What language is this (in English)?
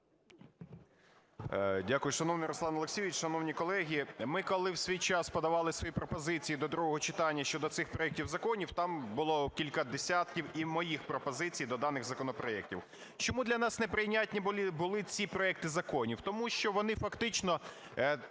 Ukrainian